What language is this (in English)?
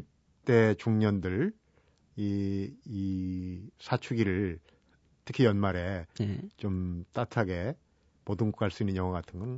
Korean